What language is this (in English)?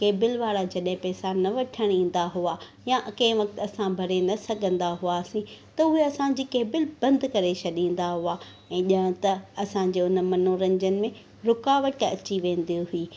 Sindhi